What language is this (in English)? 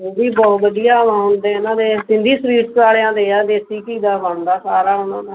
Punjabi